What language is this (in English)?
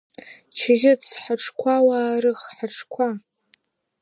Abkhazian